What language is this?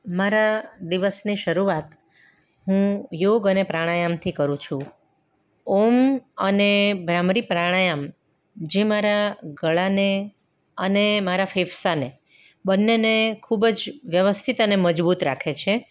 Gujarati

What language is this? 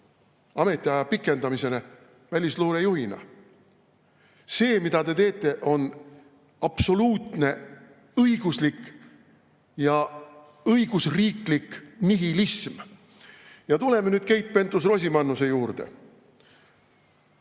Estonian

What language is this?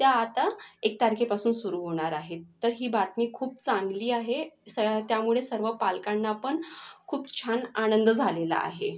Marathi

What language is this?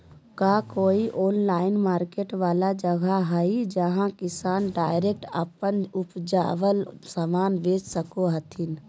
Magahi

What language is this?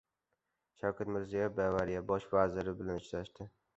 Uzbek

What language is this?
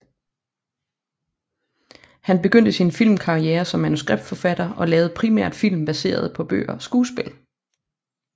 Danish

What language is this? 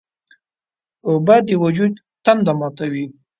Pashto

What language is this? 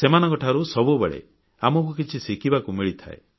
Odia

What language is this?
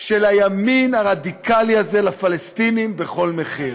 Hebrew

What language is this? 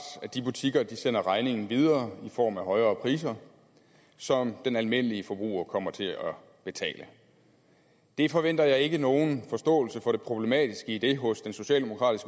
Danish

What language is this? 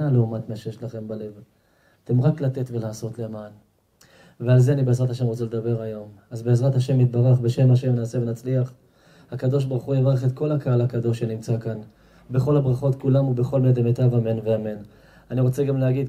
Hebrew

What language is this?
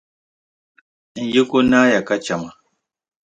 Dagbani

